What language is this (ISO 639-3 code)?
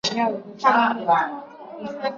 zho